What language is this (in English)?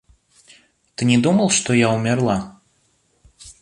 Russian